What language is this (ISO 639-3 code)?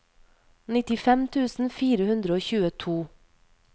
nor